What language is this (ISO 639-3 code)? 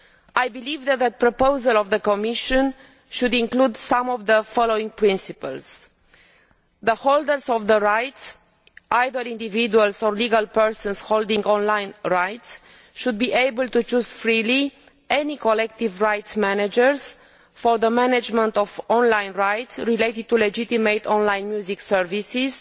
eng